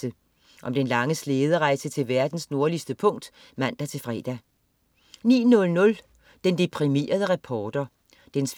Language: Danish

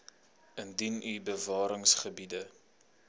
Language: Afrikaans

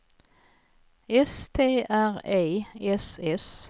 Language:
Swedish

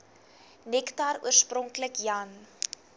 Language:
Afrikaans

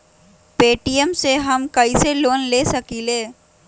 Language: Magahi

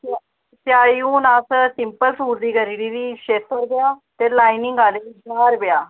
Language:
Dogri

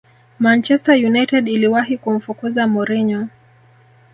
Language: Swahili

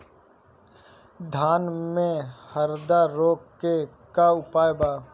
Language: Bhojpuri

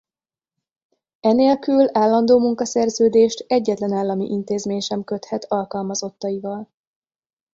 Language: Hungarian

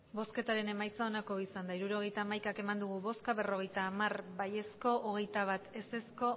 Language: Basque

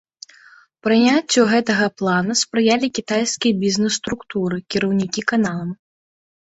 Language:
Belarusian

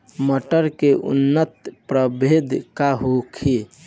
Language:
Bhojpuri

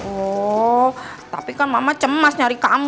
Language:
Indonesian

